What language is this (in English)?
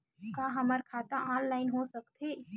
Chhattisgarhi